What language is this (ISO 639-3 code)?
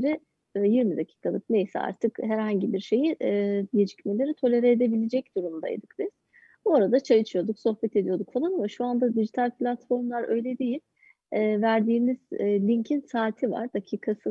tur